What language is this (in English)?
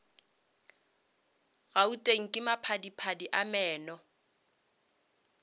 Northern Sotho